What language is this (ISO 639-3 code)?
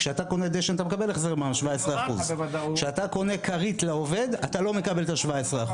heb